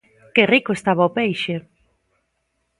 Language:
Galician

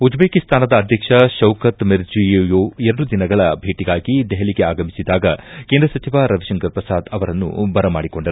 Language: Kannada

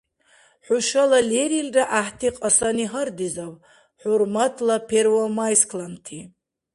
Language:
Dargwa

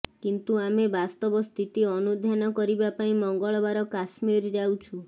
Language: Odia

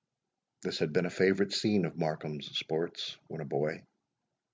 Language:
English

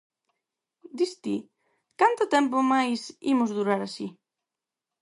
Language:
Galician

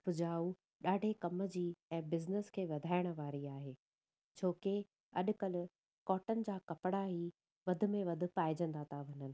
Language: Sindhi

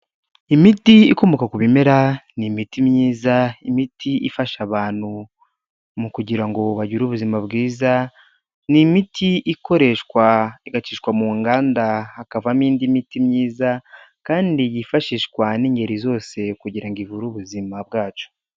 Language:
Kinyarwanda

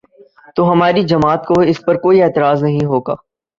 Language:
Urdu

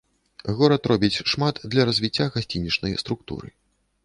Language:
Belarusian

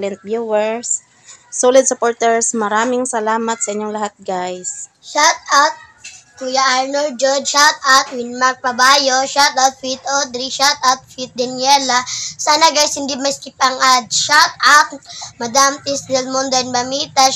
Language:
Filipino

